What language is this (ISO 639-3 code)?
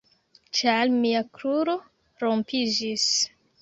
epo